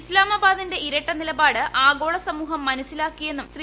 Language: Malayalam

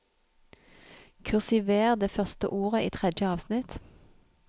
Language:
Norwegian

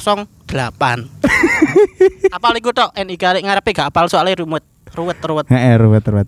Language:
Indonesian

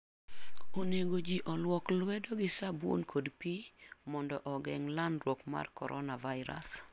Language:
Luo (Kenya and Tanzania)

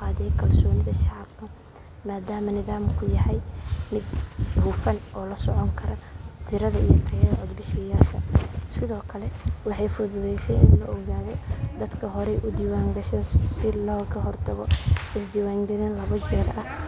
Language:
Somali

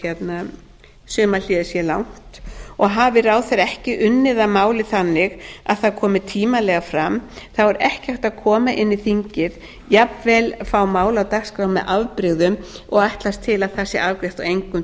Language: Icelandic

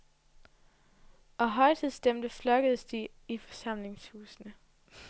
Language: Danish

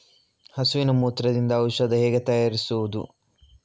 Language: Kannada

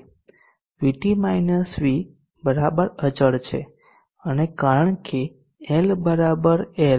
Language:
Gujarati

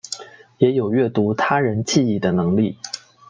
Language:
Chinese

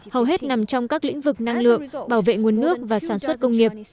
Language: Vietnamese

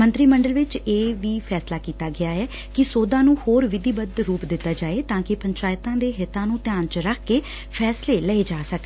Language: Punjabi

